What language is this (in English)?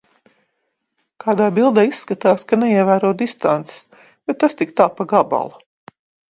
Latvian